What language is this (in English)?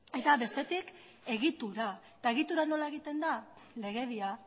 Basque